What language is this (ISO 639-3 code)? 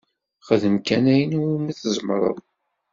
kab